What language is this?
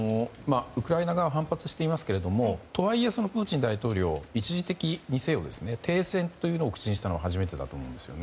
Japanese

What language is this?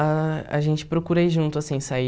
Portuguese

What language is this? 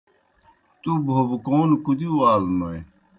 Kohistani Shina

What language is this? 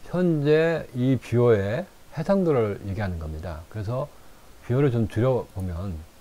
Korean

